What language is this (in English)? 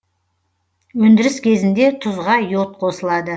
Kazakh